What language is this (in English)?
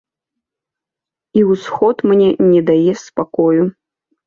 Belarusian